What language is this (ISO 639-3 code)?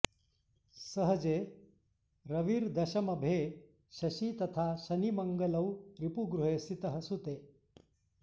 san